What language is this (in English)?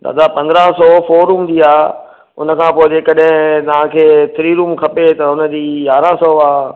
Sindhi